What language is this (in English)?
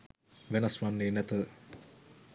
Sinhala